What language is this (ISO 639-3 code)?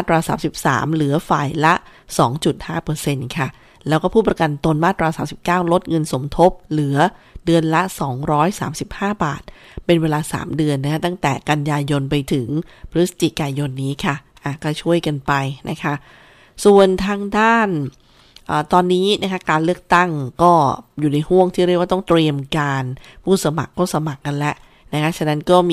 tha